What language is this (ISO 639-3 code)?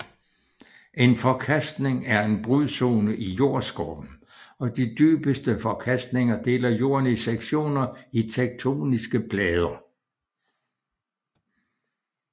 dan